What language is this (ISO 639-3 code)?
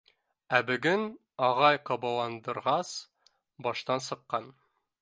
bak